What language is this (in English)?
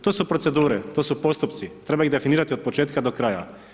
Croatian